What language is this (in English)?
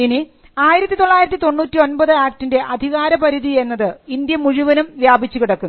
Malayalam